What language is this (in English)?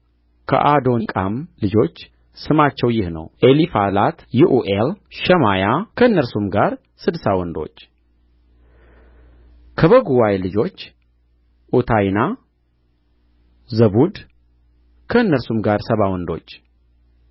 Amharic